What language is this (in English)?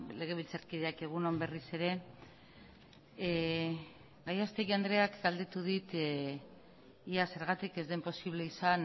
Basque